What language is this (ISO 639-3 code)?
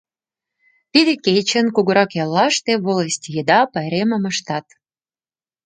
chm